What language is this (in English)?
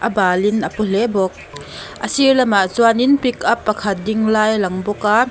Mizo